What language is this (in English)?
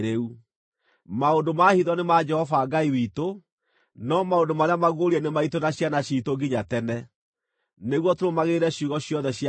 Kikuyu